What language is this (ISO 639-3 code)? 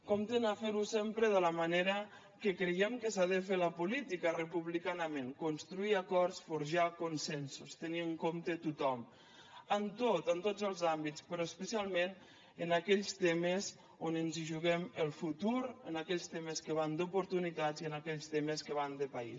cat